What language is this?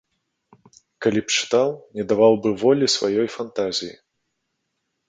Belarusian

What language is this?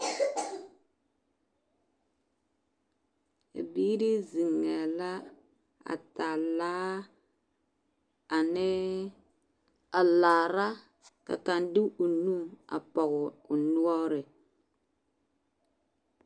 Southern Dagaare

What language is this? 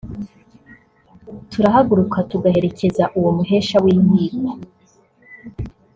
Kinyarwanda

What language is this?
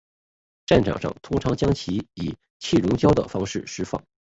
Chinese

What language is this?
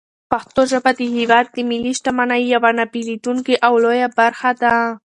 Pashto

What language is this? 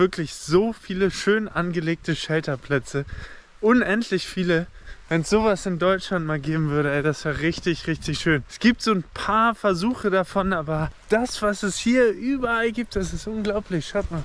German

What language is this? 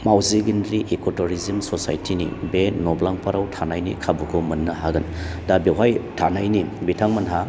Bodo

